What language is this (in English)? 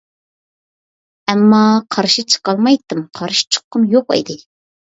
Uyghur